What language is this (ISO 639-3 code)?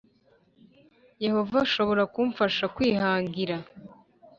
kin